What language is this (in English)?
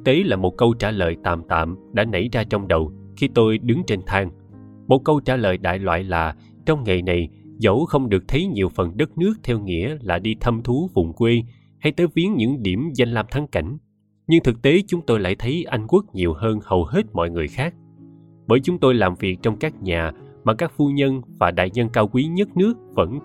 Vietnamese